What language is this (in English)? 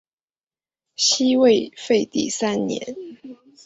Chinese